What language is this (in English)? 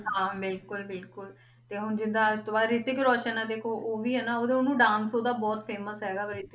Punjabi